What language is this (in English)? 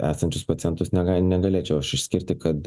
Lithuanian